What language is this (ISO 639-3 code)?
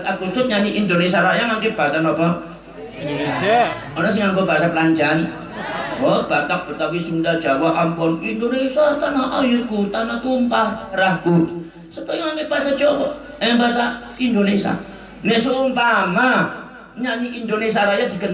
ind